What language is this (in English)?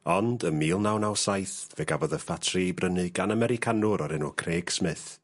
Welsh